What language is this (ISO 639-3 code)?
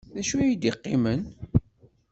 kab